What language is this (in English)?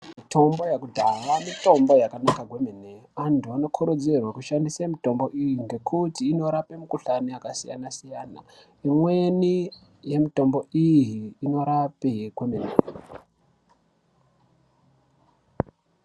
Ndau